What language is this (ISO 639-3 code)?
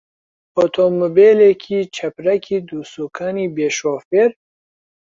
ckb